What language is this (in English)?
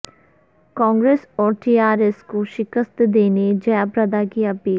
Urdu